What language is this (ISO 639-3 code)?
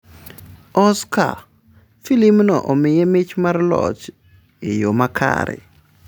luo